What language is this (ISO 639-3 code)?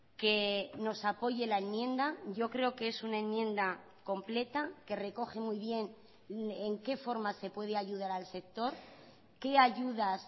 spa